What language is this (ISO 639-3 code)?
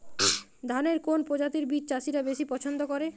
ben